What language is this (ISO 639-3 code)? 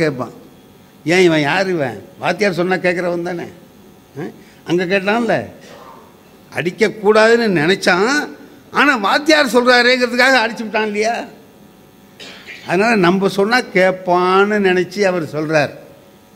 tam